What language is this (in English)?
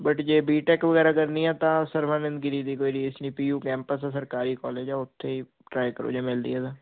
Punjabi